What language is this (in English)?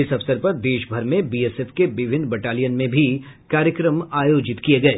Hindi